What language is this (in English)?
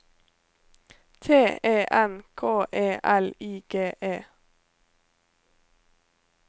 Norwegian